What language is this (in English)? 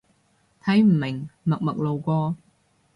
Cantonese